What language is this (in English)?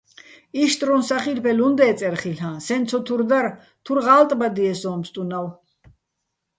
Bats